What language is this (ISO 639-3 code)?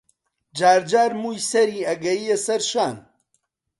ckb